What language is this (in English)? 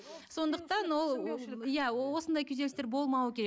Kazakh